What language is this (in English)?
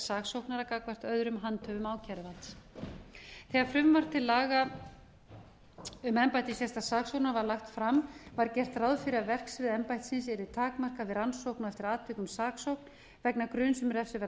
Icelandic